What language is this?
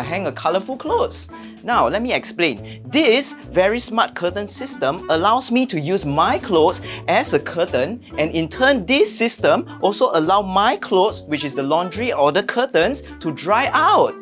English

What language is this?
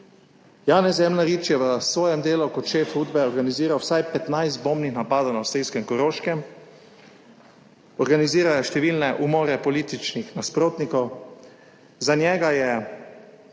Slovenian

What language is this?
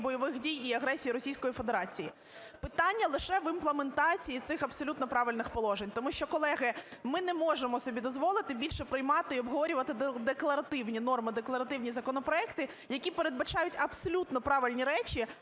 Ukrainian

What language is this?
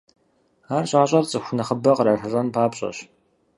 Kabardian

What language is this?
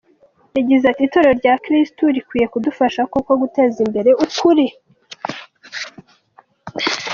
Kinyarwanda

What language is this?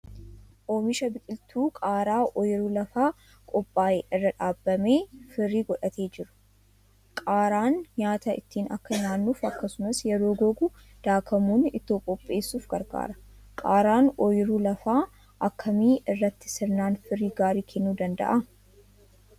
Oromo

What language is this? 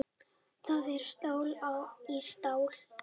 Icelandic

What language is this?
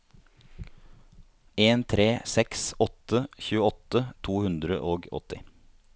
Norwegian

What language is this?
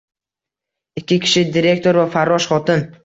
Uzbek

